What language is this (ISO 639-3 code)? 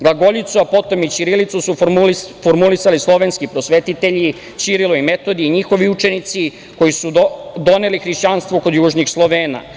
srp